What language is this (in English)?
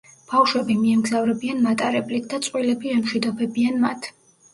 Georgian